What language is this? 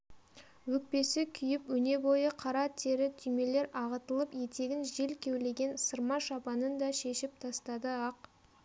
Kazakh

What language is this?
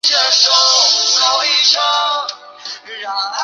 Chinese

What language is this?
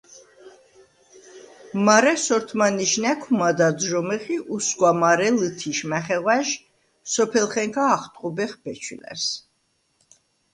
Svan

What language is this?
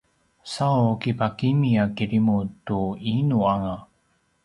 Paiwan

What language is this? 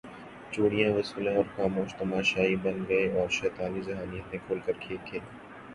Urdu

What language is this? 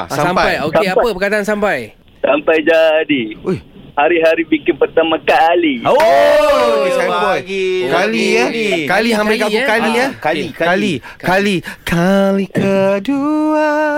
Malay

